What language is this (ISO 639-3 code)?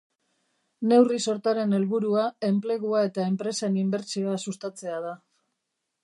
eus